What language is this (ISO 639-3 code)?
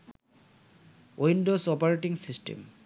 ben